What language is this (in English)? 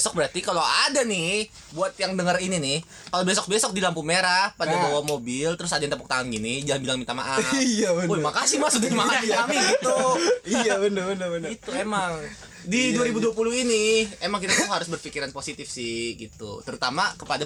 Indonesian